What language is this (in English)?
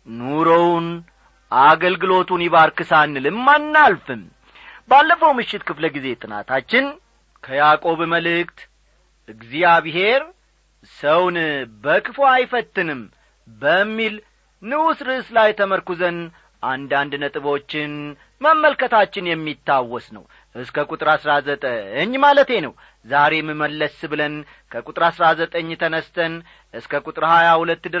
Amharic